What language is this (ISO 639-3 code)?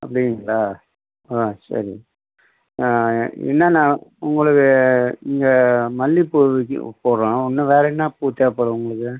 tam